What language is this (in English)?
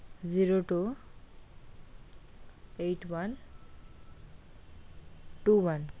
Bangla